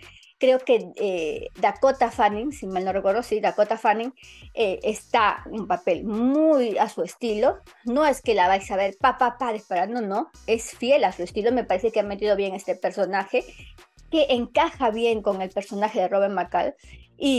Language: Spanish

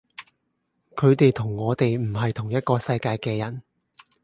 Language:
Cantonese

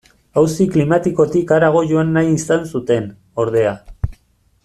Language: Basque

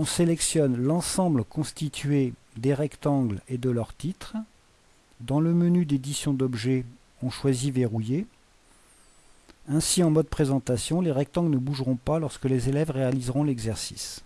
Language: French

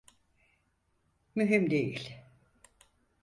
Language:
Turkish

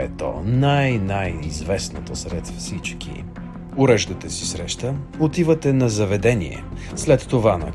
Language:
Bulgarian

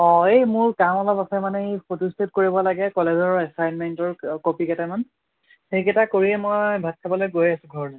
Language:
Assamese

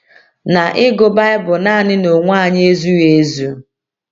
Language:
Igbo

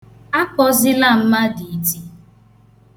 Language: Igbo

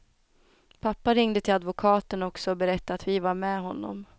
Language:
Swedish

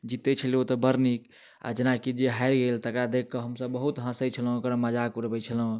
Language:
Maithili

